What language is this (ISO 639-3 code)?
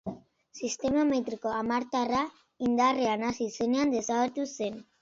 eus